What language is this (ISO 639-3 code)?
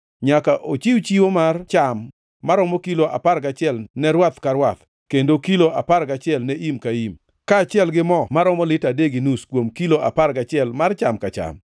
luo